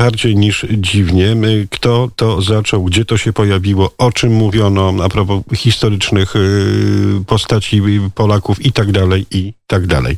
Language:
Polish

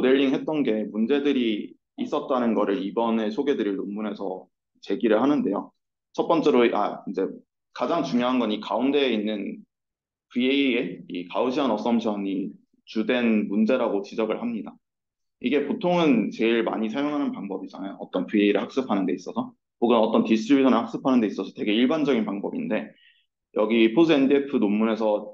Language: Korean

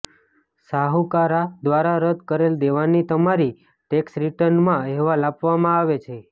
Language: Gujarati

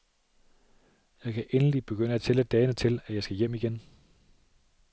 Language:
Danish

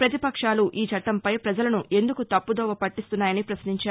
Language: Telugu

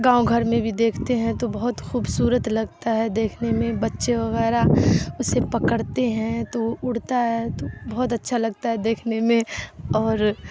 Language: Urdu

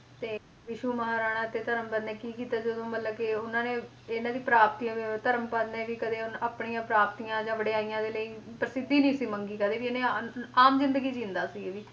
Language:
Punjabi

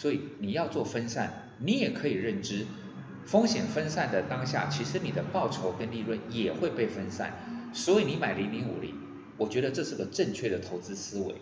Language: Chinese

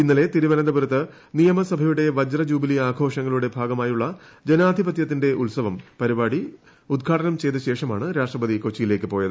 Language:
Malayalam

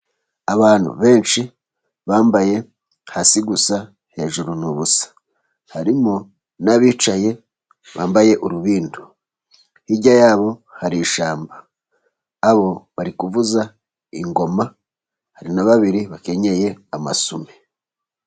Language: Kinyarwanda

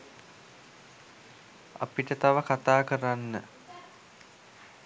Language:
Sinhala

